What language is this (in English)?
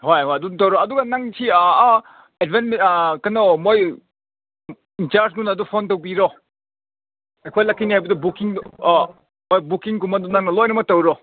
Manipuri